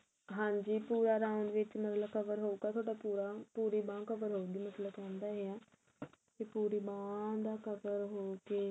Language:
Punjabi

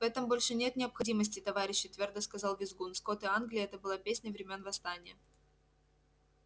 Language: Russian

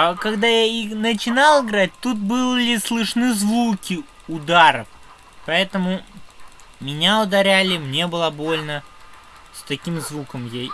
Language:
Russian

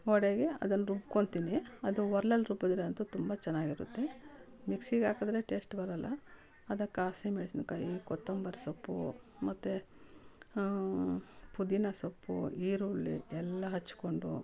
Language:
Kannada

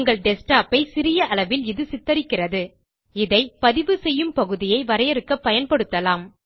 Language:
Tamil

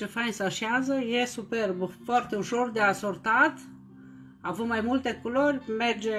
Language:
Romanian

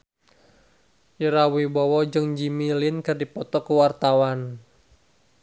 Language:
Sundanese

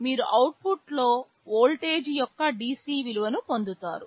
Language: Telugu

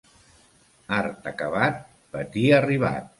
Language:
Catalan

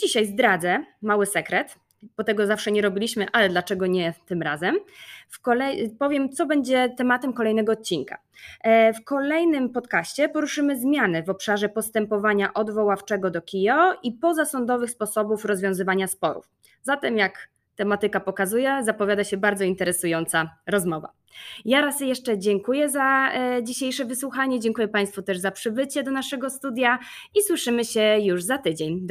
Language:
Polish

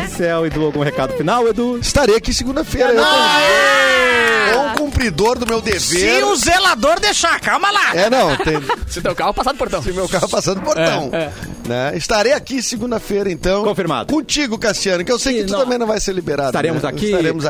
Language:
Portuguese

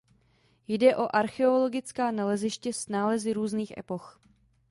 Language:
Czech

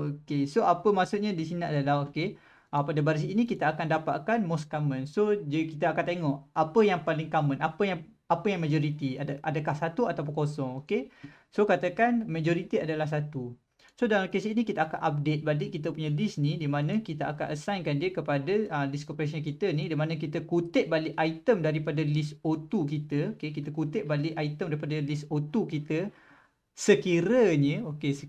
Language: Malay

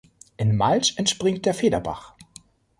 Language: German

